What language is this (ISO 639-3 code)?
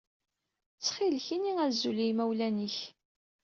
kab